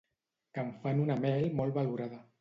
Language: Catalan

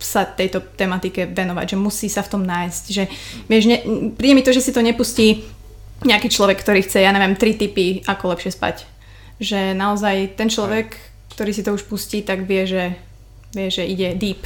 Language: Slovak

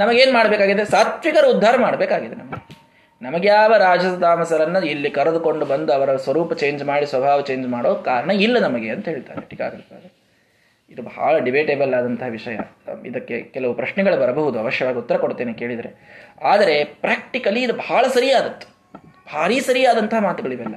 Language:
Kannada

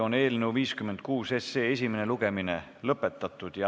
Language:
Estonian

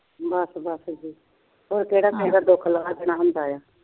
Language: Punjabi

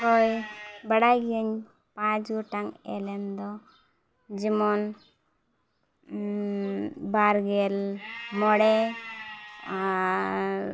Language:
Santali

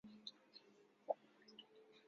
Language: Chinese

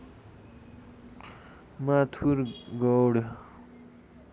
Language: Nepali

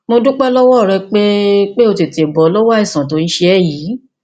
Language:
Yoruba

